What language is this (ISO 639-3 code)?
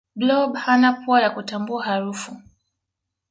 swa